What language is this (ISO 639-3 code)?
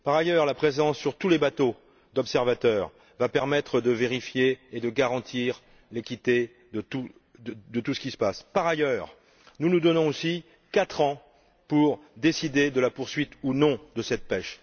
fra